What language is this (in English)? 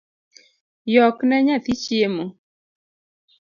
Luo (Kenya and Tanzania)